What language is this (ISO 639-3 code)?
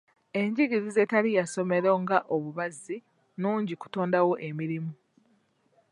lug